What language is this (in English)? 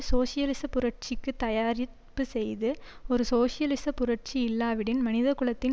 Tamil